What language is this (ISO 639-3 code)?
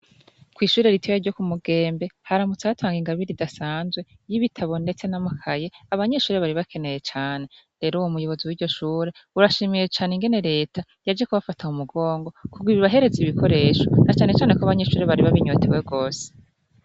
run